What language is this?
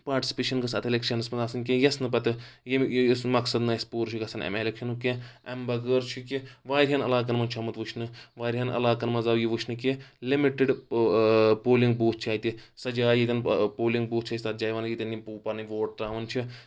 Kashmiri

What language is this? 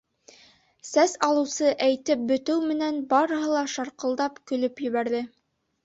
Bashkir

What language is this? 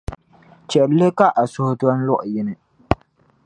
Dagbani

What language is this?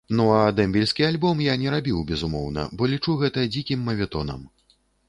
Belarusian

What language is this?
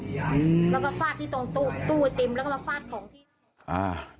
Thai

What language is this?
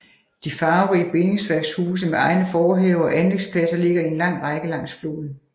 Danish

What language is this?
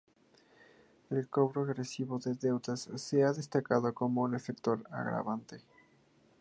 Spanish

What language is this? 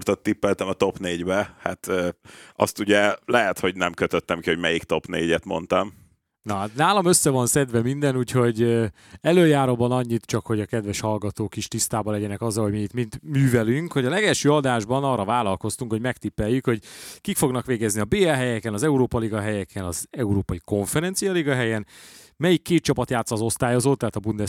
Hungarian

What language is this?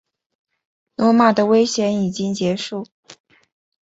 Chinese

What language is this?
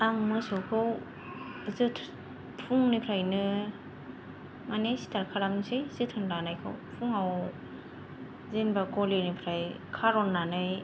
Bodo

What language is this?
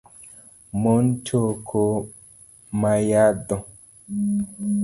Luo (Kenya and Tanzania)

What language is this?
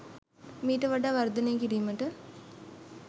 Sinhala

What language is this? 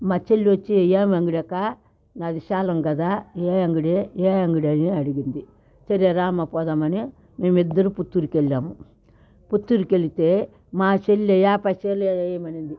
Telugu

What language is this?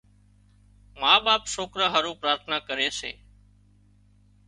Wadiyara Koli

